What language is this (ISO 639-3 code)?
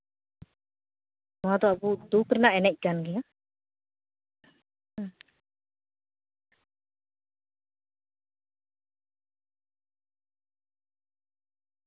sat